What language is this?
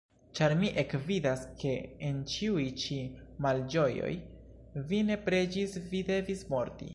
Esperanto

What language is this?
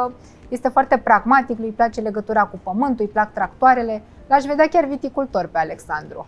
Romanian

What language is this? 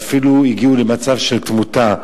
Hebrew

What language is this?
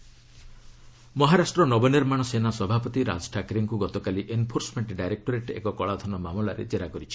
Odia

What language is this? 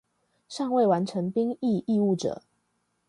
Chinese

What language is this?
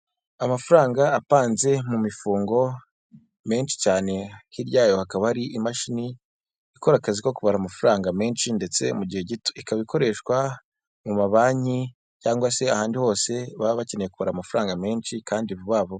Kinyarwanda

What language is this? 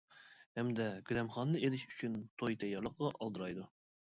Uyghur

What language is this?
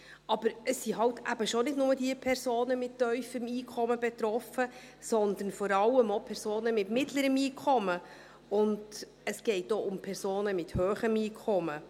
Swiss German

